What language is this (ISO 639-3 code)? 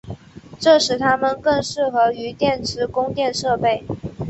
zho